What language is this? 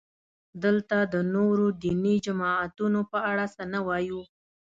Pashto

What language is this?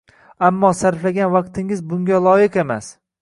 Uzbek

